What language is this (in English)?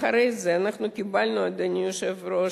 Hebrew